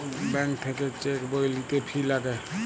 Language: Bangla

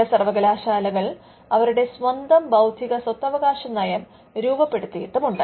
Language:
Malayalam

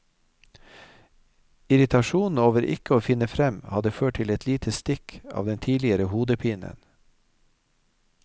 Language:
Norwegian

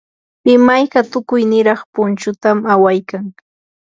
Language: Yanahuanca Pasco Quechua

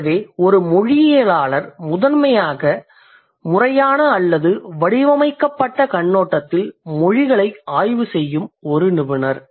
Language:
Tamil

